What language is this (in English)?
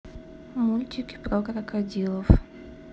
Russian